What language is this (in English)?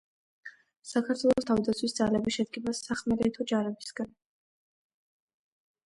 Georgian